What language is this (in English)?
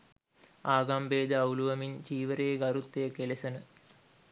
Sinhala